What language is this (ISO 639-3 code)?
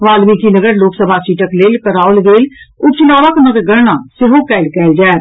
mai